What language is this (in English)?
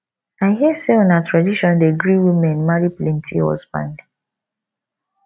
Nigerian Pidgin